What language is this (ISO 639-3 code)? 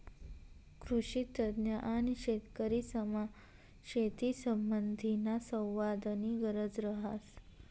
mar